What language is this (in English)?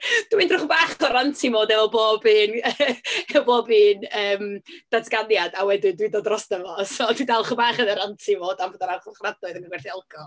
Welsh